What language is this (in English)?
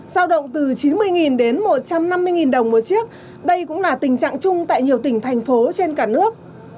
Vietnamese